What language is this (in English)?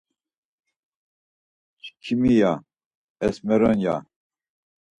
Laz